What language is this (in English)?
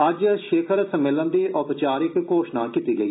Dogri